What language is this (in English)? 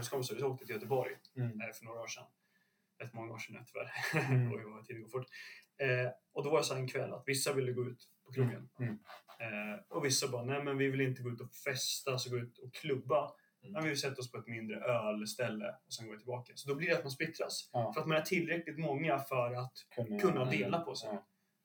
Swedish